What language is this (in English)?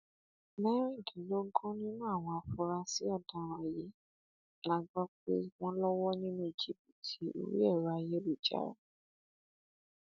Yoruba